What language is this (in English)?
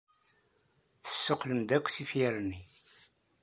Kabyle